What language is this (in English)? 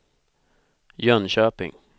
Swedish